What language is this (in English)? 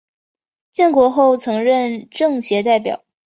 Chinese